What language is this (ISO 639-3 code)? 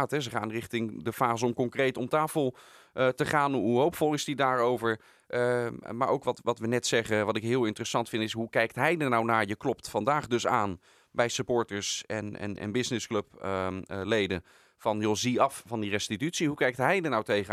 nld